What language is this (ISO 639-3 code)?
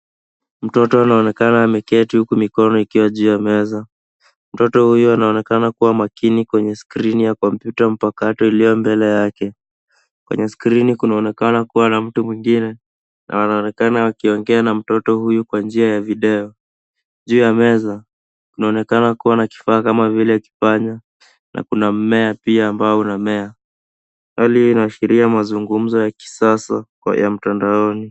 swa